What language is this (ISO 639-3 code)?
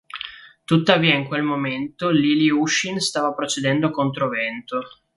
ita